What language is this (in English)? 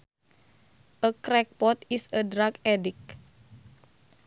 Sundanese